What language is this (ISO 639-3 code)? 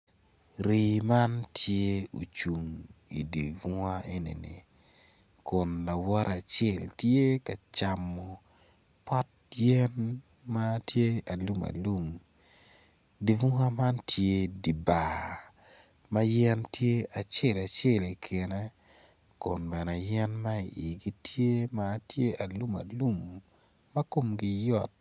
ach